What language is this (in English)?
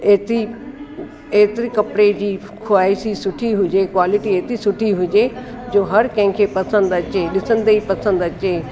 Sindhi